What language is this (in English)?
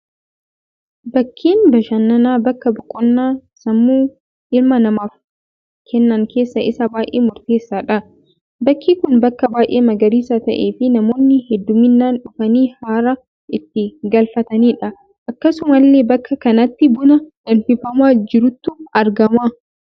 Oromo